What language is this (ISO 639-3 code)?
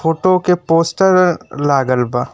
bho